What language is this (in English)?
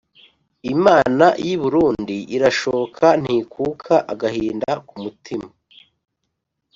Kinyarwanda